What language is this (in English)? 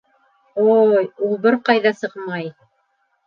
Bashkir